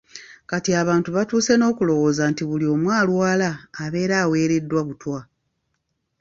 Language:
Ganda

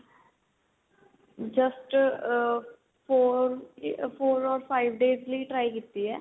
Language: Punjabi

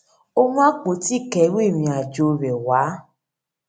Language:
Yoruba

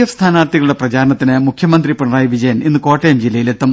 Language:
Malayalam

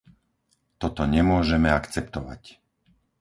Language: Slovak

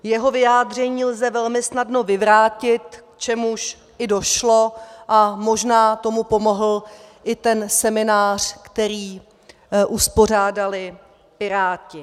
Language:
Czech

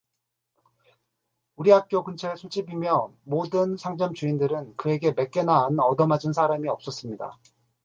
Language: Korean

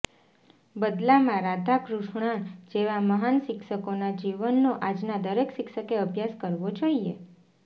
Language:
Gujarati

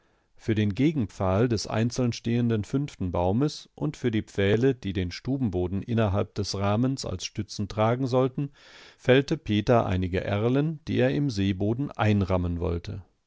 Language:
German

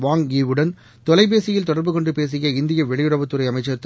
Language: Tamil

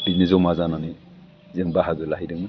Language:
Bodo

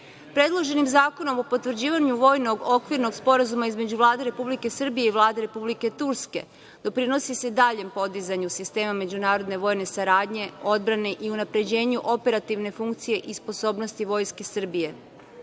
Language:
Serbian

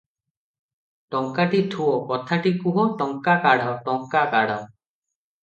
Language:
Odia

